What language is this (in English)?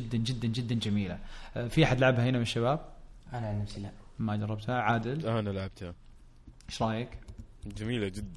Arabic